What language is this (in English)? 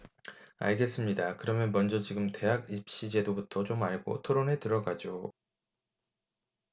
Korean